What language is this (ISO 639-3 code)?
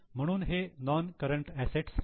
mar